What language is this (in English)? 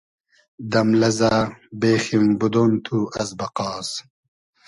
Hazaragi